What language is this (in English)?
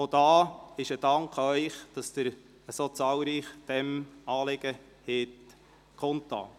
Swiss German